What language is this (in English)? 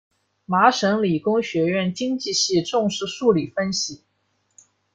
Chinese